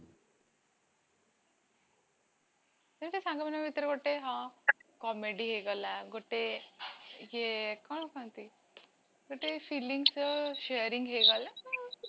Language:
Odia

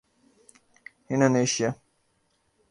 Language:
Urdu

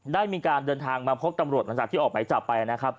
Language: Thai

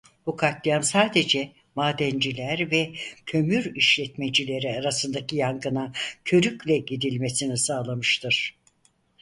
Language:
Turkish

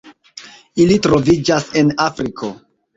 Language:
Esperanto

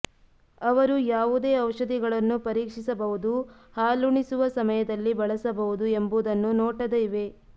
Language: Kannada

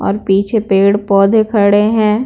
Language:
Hindi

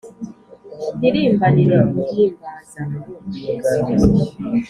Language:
Kinyarwanda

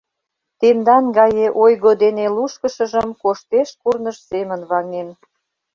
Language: Mari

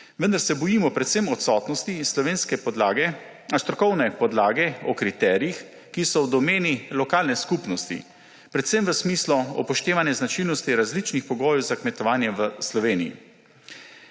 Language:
Slovenian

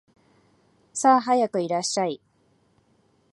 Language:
Japanese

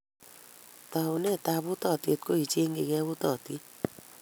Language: Kalenjin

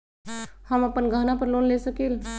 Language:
Magahi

